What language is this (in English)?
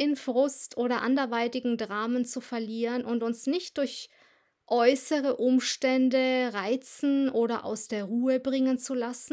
German